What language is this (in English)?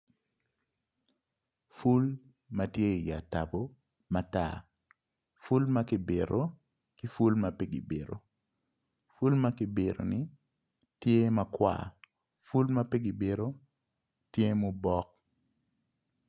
Acoli